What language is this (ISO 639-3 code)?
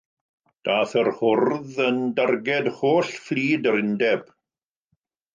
cym